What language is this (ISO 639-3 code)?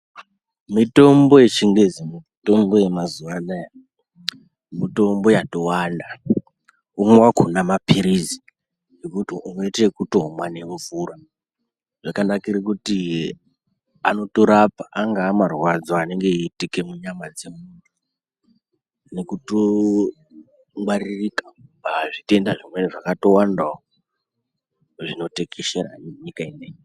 ndc